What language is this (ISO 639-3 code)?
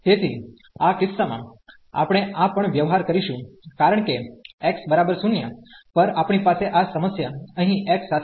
guj